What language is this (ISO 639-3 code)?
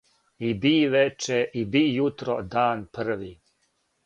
srp